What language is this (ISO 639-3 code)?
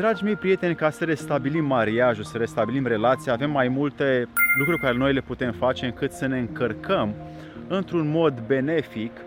ron